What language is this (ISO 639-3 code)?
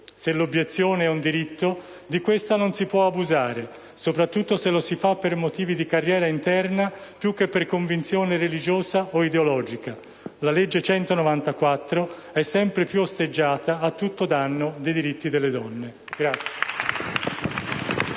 ita